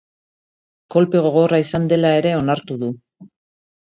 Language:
Basque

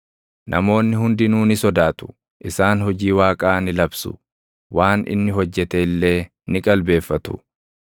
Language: Oromo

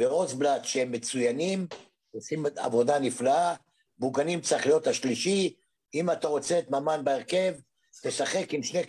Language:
Hebrew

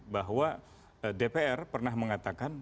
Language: Indonesian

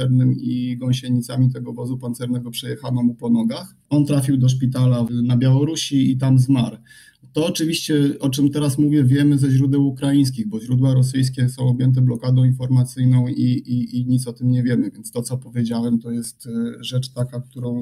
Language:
Polish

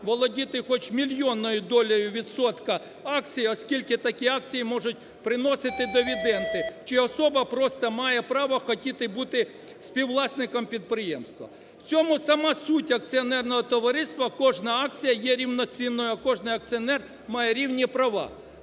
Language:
Ukrainian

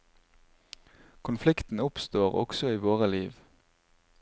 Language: Norwegian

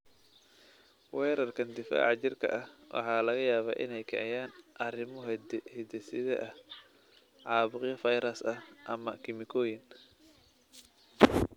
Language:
Somali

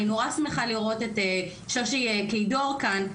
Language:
Hebrew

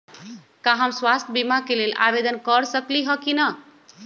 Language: Magahi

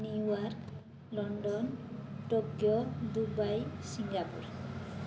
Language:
Odia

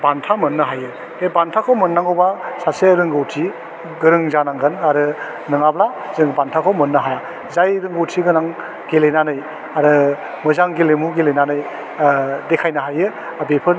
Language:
Bodo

